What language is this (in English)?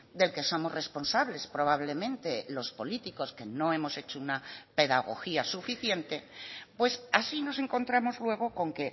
Spanish